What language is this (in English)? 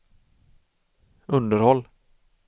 Swedish